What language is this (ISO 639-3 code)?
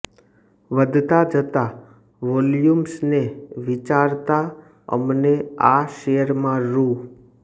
guj